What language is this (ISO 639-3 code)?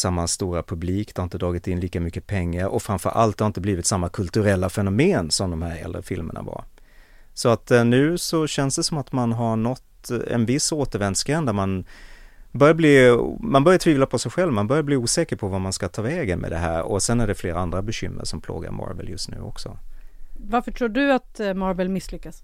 swe